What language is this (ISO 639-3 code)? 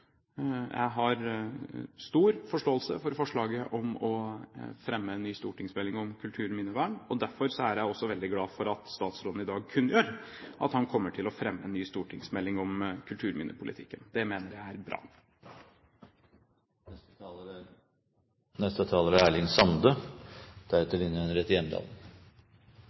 nor